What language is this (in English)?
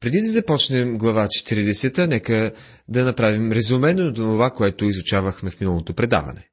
Bulgarian